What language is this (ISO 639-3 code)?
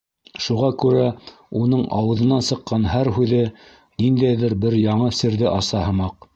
bak